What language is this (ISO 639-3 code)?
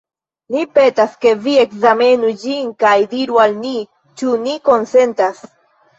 epo